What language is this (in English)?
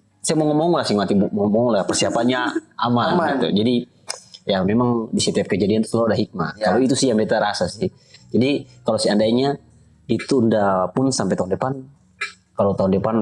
Indonesian